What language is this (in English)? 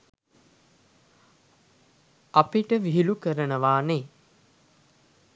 Sinhala